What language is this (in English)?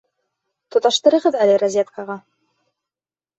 Bashkir